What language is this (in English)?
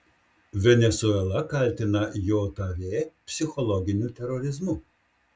Lithuanian